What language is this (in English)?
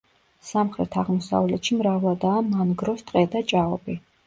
Georgian